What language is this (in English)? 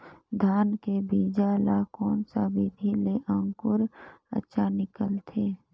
Chhattisgarhi